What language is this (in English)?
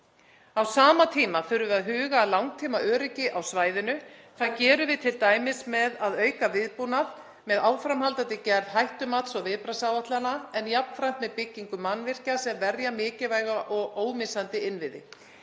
Icelandic